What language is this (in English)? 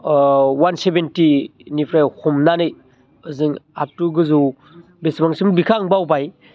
Bodo